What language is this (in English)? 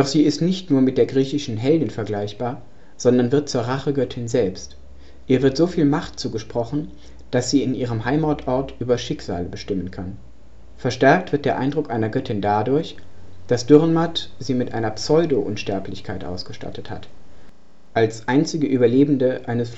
German